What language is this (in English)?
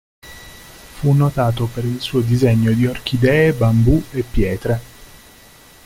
Italian